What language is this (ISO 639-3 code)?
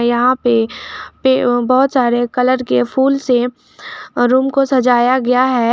hin